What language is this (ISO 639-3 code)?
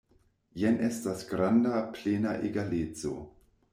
epo